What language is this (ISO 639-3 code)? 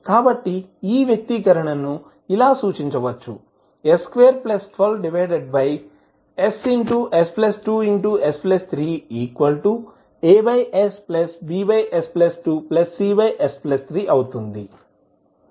tel